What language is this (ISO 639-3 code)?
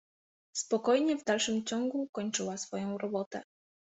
pol